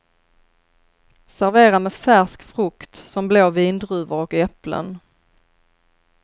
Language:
Swedish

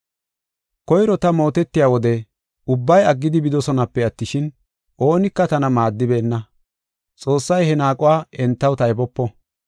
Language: Gofa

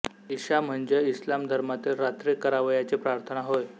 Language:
Marathi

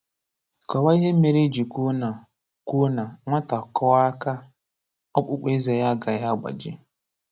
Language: Igbo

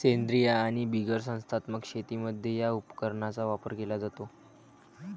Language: Marathi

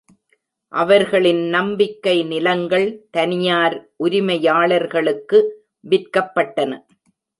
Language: Tamil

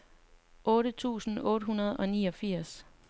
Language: Danish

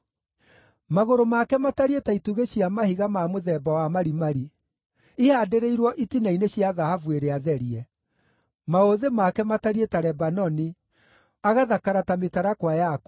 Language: Kikuyu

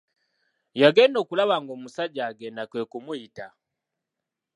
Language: Ganda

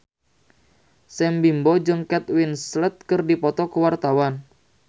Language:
Sundanese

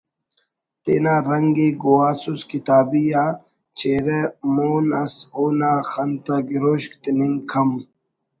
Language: Brahui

